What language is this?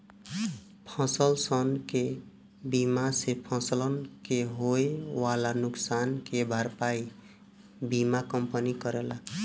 Bhojpuri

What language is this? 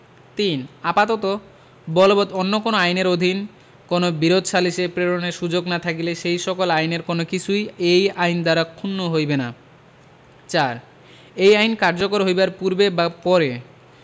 Bangla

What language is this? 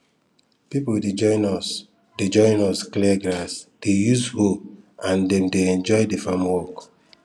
Nigerian Pidgin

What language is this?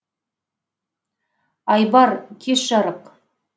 Kazakh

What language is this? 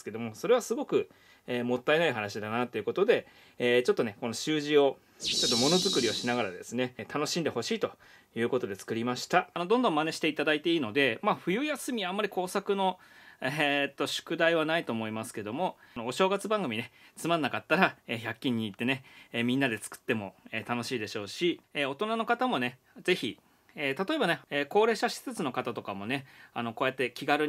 Japanese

